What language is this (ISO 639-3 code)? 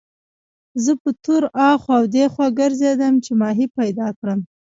pus